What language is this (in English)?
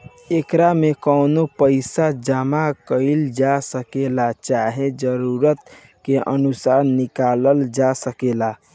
Bhojpuri